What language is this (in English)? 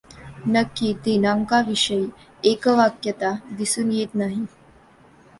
Marathi